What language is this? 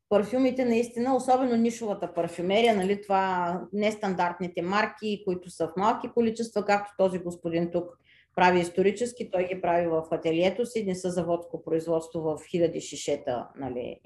Bulgarian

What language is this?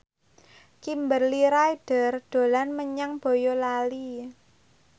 Javanese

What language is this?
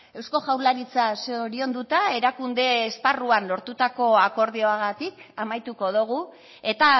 Basque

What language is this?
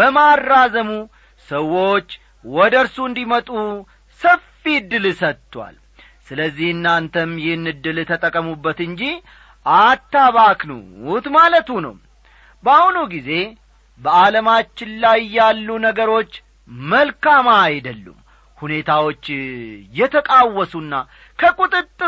Amharic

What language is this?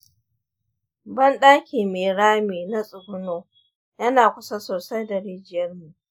Hausa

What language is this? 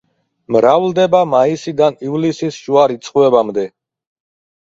Georgian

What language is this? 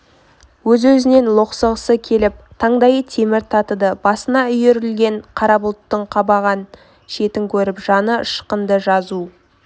Kazakh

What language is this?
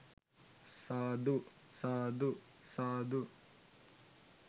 Sinhala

